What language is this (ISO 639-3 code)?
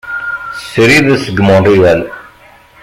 kab